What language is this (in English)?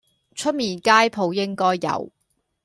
Cantonese